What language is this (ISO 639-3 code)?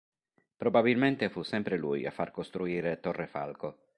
ita